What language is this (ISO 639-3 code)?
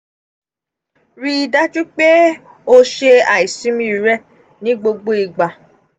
yor